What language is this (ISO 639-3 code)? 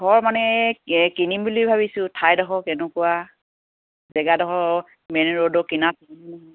asm